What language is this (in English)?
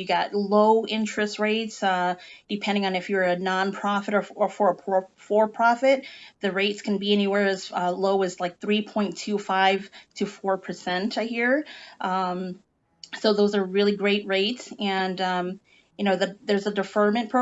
English